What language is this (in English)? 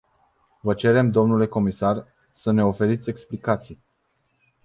Romanian